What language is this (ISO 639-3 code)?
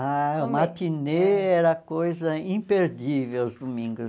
por